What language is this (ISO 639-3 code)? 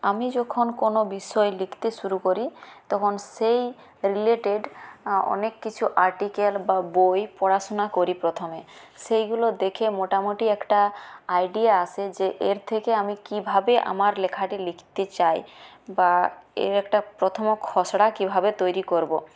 ben